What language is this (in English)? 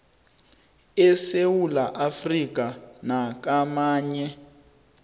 South Ndebele